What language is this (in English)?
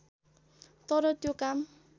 Nepali